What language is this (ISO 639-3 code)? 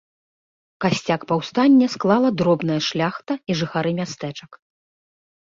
bel